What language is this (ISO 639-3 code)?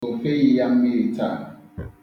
ibo